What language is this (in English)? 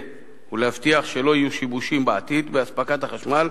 Hebrew